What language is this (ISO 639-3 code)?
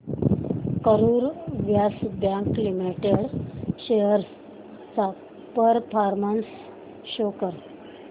mar